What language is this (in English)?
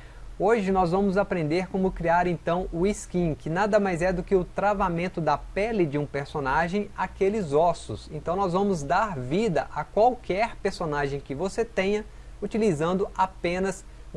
Portuguese